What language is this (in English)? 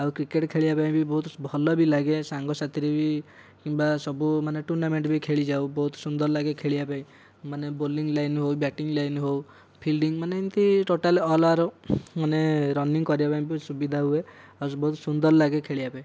Odia